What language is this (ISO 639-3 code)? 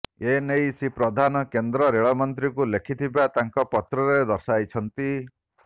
ori